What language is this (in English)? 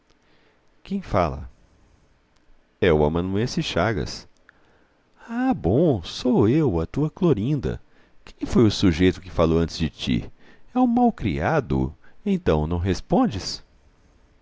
Portuguese